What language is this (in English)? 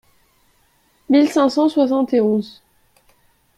French